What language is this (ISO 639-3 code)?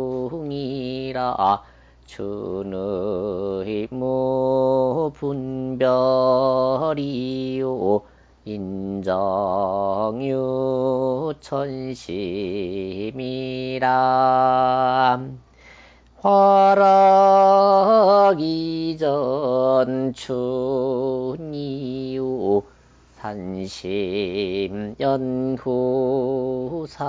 kor